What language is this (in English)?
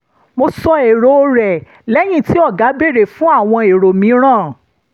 Yoruba